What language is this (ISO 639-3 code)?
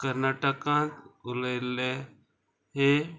kok